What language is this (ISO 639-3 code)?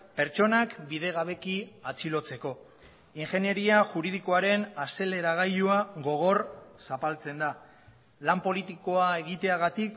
eus